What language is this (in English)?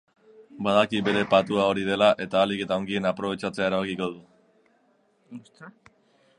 Basque